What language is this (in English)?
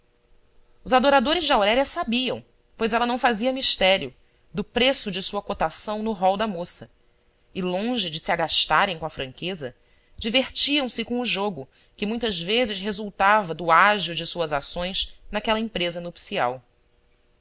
Portuguese